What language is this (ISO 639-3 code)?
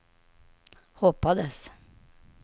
swe